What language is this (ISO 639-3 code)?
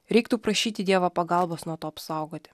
lit